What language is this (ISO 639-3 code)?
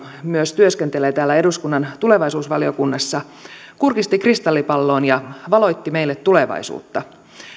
fin